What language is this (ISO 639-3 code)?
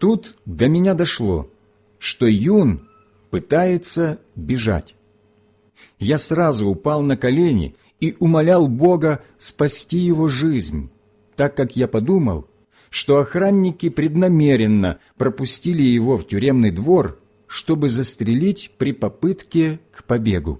rus